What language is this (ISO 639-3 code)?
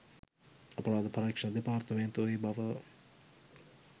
sin